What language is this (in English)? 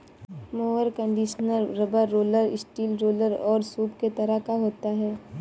Hindi